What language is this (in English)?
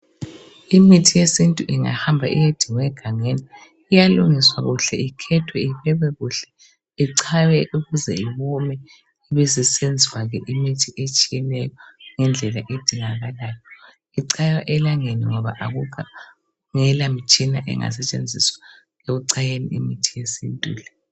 North Ndebele